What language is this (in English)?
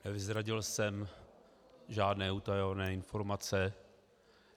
Czech